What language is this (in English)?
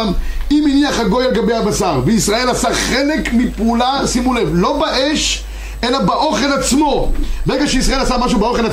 Hebrew